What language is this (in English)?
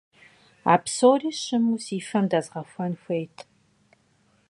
Kabardian